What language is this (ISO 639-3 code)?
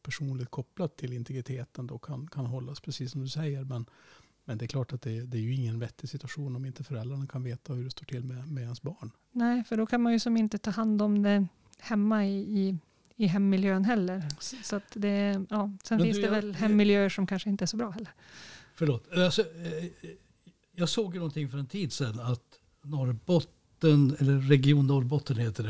swe